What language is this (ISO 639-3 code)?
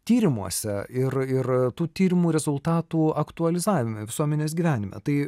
lit